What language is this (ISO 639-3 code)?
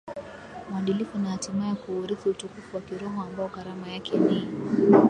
swa